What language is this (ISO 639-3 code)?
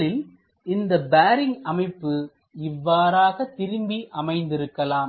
tam